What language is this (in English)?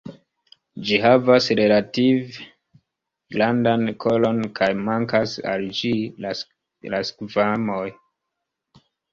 Esperanto